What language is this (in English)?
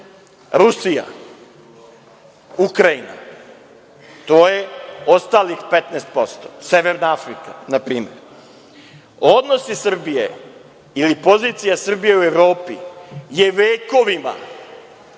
Serbian